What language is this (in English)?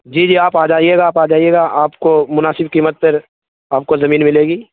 Urdu